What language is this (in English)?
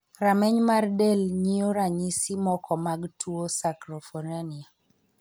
Luo (Kenya and Tanzania)